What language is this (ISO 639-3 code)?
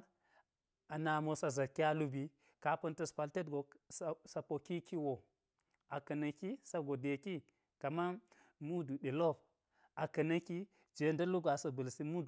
gyz